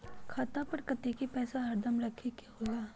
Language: Magahi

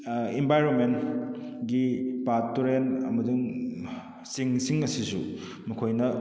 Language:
Manipuri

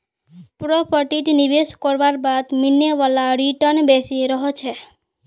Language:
Magahi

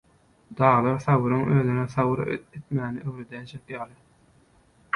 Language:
Turkmen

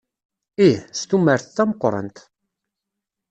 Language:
Kabyle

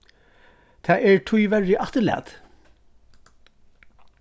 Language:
Faroese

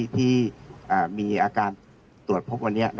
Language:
Thai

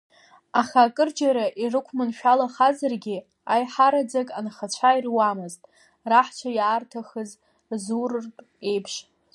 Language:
Abkhazian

